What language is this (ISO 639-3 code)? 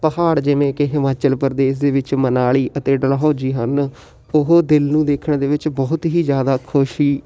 pan